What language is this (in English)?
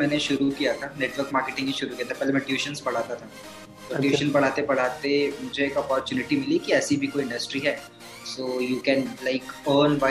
Hindi